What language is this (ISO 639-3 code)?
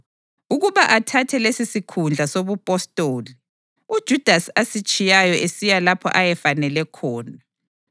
nde